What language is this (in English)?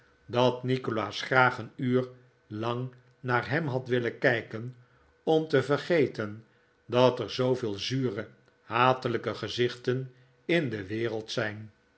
Dutch